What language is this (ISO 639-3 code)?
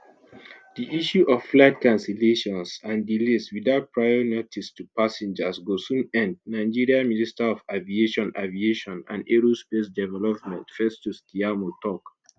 pcm